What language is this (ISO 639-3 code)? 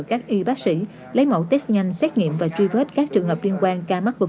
vie